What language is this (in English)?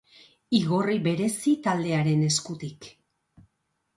Basque